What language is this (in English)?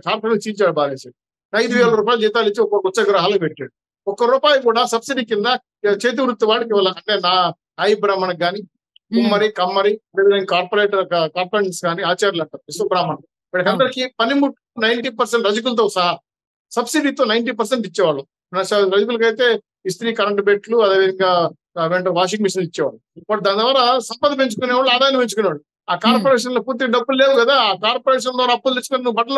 Telugu